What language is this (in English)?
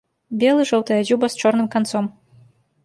Belarusian